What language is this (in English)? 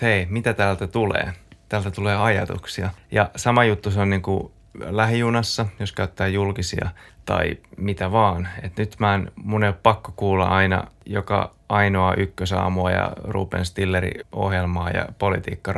Finnish